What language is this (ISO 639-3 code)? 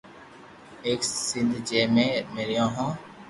lrk